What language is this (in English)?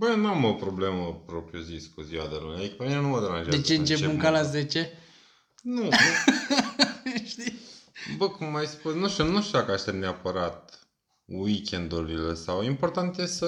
Romanian